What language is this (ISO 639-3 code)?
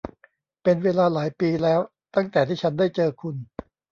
tha